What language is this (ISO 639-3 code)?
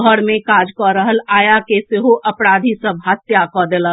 mai